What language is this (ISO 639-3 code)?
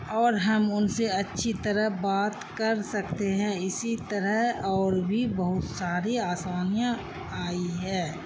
urd